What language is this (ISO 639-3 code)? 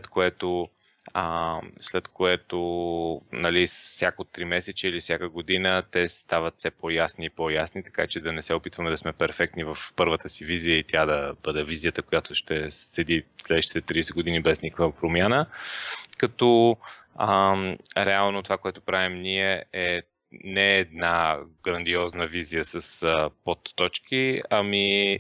bul